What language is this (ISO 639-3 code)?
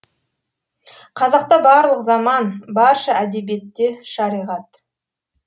kaz